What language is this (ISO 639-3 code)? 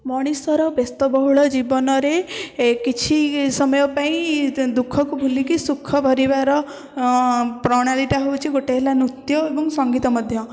ori